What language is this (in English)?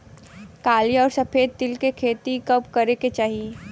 Bhojpuri